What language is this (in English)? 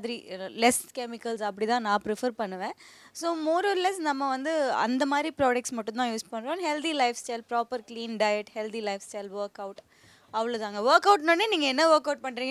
Tamil